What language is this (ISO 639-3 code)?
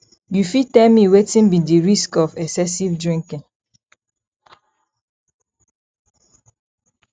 pcm